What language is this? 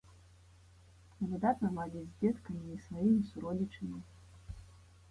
Belarusian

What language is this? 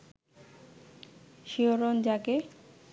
Bangla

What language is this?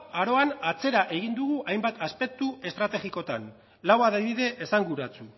Basque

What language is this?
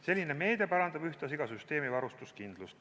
Estonian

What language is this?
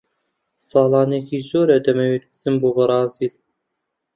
Central Kurdish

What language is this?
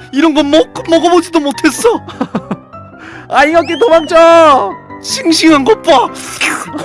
Korean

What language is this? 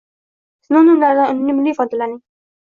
Uzbek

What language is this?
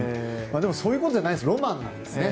Japanese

